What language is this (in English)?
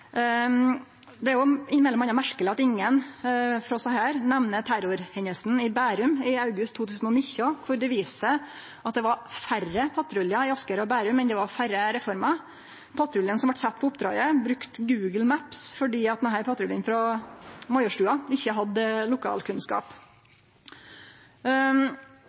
Norwegian Nynorsk